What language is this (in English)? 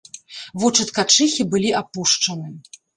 Belarusian